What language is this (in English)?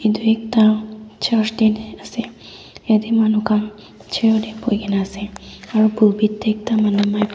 Naga Pidgin